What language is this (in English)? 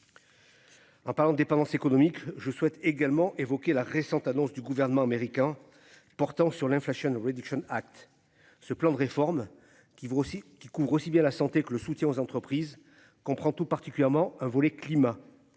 French